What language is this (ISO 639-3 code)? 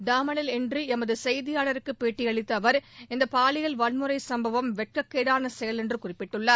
tam